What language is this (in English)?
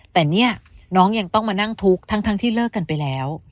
Thai